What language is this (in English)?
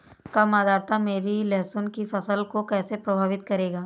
Hindi